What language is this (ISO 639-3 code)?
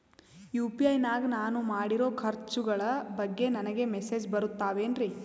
kan